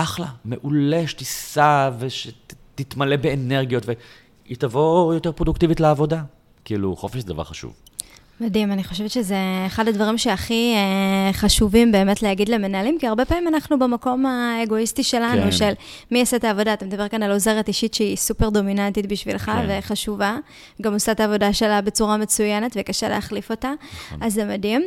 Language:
Hebrew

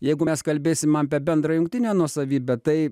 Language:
Lithuanian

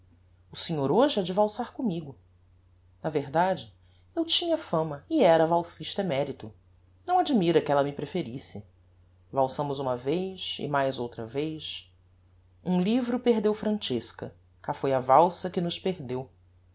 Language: Portuguese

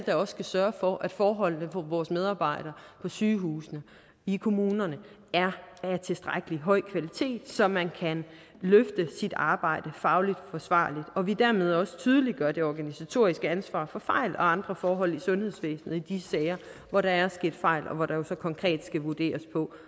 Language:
Danish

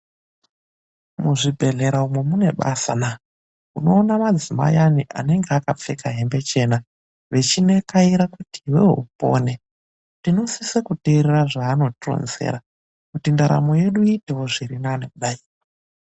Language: Ndau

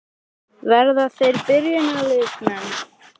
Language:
Icelandic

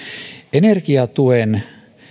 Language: Finnish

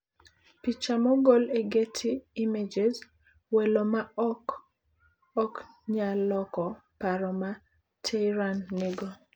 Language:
Luo (Kenya and Tanzania)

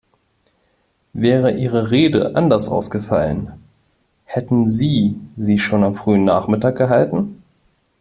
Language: German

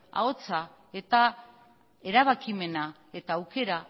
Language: Basque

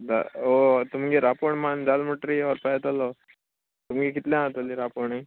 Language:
Konkani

